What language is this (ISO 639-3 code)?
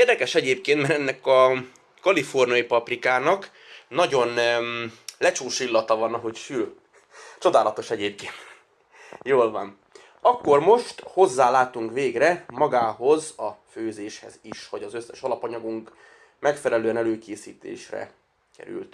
hun